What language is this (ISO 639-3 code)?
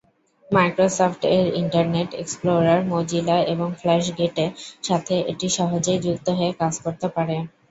ben